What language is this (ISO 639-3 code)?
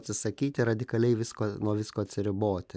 lit